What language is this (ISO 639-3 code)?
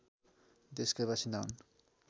nep